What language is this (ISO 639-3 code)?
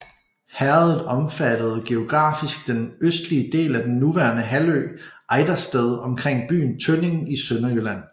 dan